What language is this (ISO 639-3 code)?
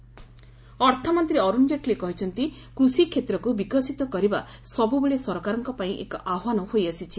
ori